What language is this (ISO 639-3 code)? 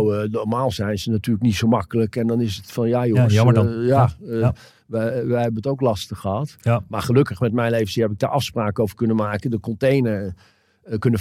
nld